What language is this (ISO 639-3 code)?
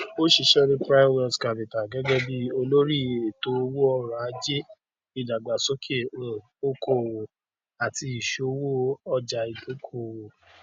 yor